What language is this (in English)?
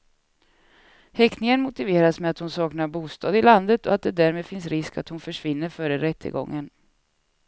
Swedish